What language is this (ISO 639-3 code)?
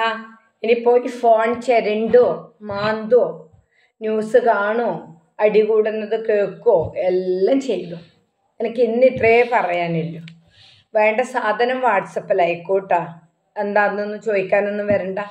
mal